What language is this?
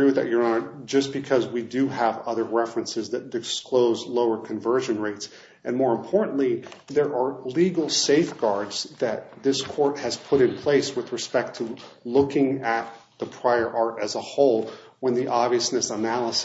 English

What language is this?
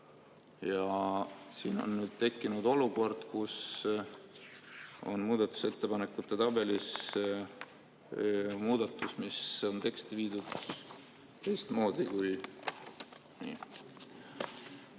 Estonian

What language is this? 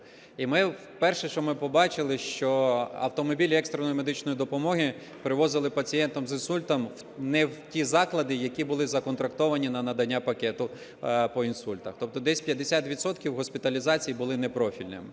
Ukrainian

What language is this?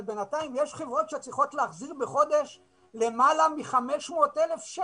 Hebrew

